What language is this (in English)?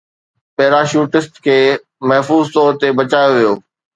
Sindhi